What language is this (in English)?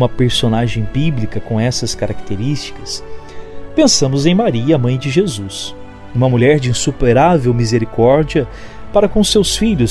Portuguese